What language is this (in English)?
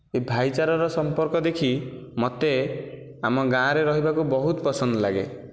Odia